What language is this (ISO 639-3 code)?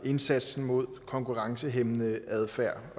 dan